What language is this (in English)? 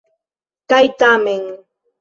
Esperanto